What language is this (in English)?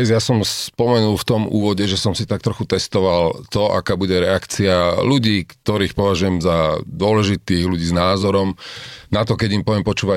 Slovak